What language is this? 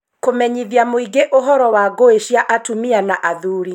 Kikuyu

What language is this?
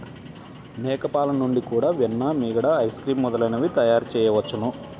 Telugu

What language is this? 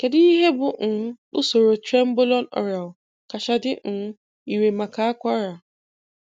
Igbo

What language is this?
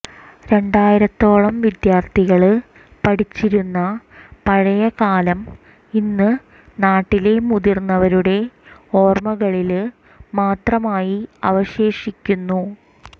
Malayalam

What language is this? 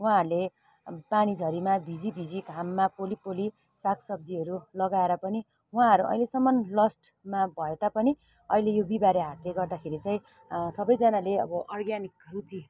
Nepali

